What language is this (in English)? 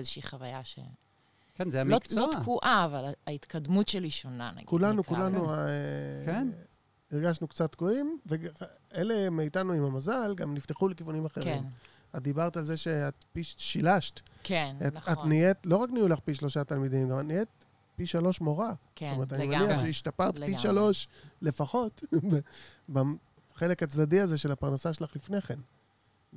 Hebrew